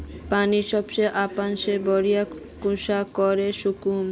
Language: Magahi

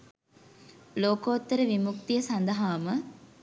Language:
Sinhala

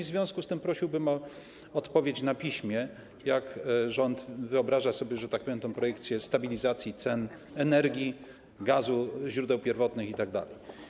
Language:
Polish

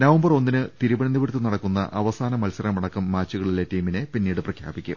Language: Malayalam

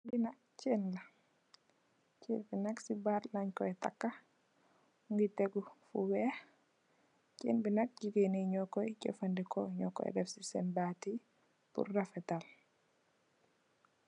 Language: Wolof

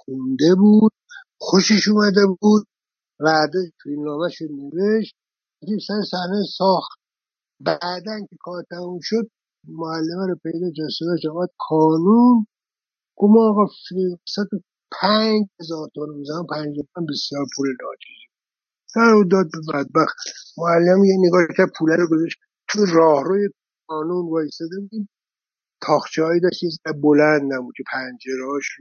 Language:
Persian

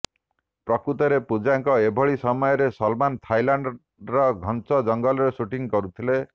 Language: Odia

